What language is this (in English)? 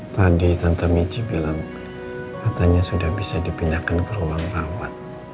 Indonesian